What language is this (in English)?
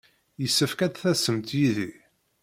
Kabyle